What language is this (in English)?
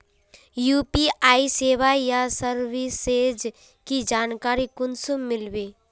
Magahi